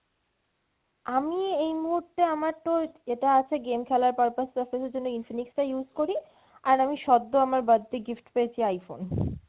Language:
Bangla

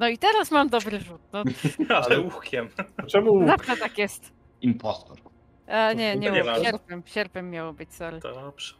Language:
Polish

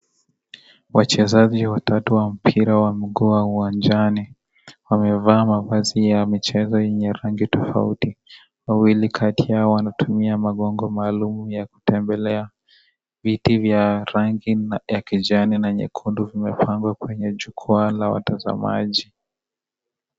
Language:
Swahili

